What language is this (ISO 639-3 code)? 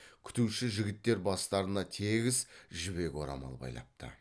kaz